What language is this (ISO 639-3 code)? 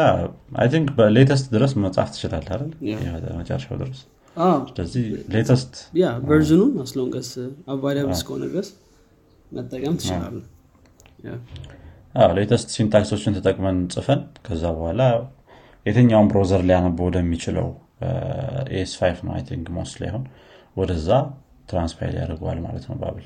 amh